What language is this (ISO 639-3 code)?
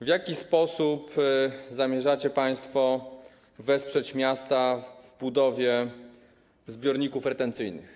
pol